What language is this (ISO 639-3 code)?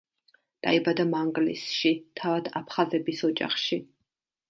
kat